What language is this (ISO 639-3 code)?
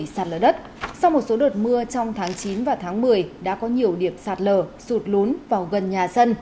vie